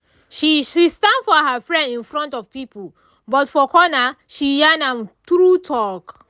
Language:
Nigerian Pidgin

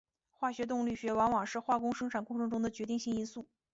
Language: Chinese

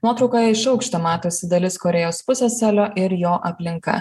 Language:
Lithuanian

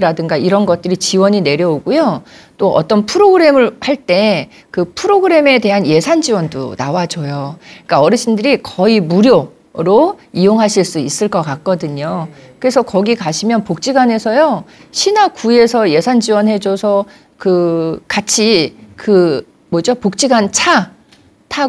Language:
Korean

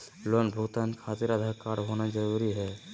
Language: Magahi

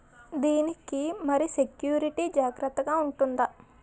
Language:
Telugu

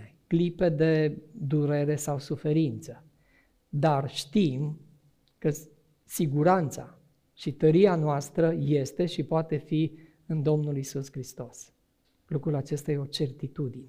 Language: Romanian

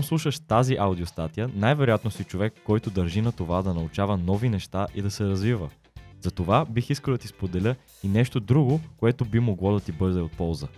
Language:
Bulgarian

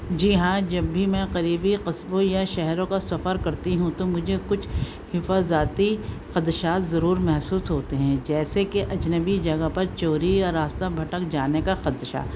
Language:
Urdu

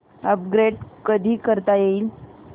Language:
Marathi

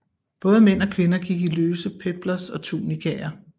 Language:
Danish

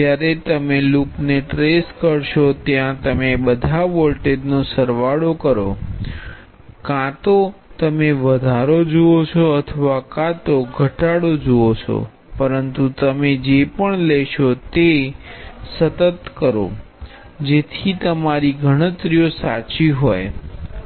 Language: Gujarati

